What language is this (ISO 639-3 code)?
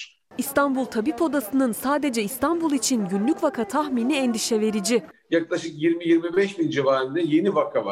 tur